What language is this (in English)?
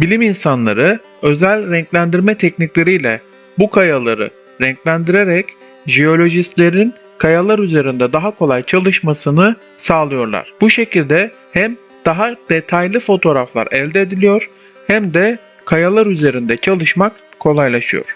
Turkish